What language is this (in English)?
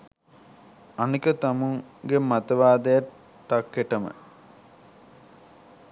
Sinhala